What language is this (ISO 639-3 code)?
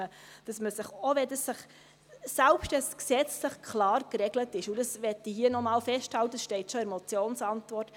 gsw